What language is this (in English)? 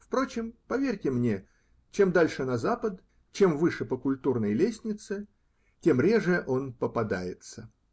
Russian